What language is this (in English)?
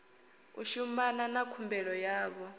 Venda